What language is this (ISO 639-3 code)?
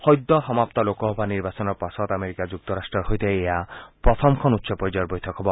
asm